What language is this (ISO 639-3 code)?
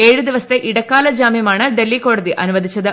mal